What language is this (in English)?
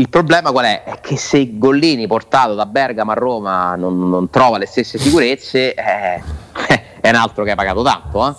Italian